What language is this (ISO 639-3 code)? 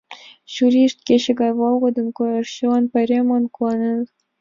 chm